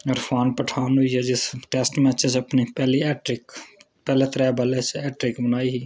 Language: Dogri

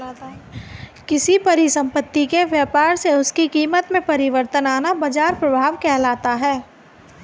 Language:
Hindi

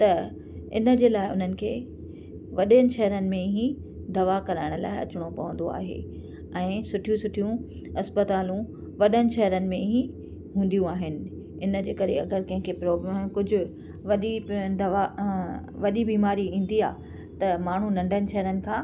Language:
Sindhi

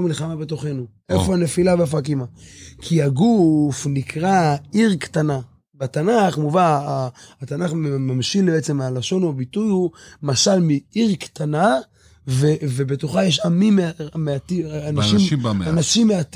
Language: Hebrew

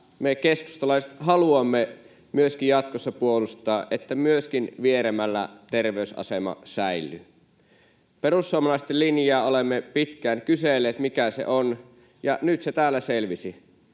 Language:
Finnish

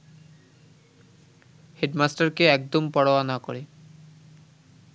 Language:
Bangla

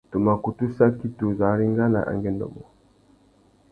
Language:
Tuki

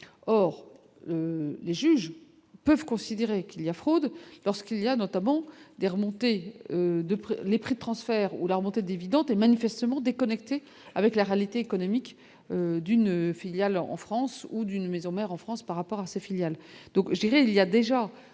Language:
French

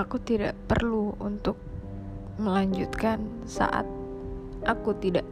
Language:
Indonesian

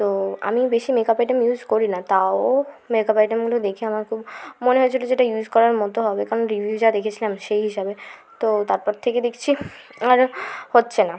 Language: Bangla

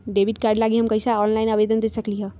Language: Magahi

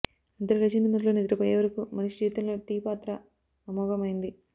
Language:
Telugu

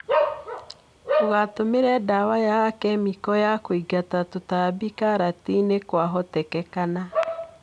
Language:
Kikuyu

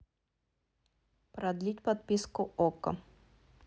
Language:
Russian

